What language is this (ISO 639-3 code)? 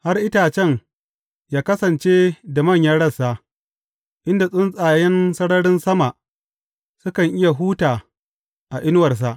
hau